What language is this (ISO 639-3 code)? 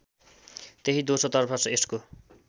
nep